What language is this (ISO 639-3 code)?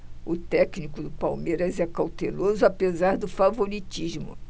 por